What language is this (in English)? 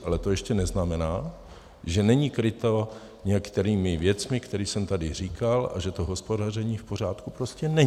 Czech